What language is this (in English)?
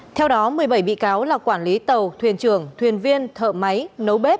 Vietnamese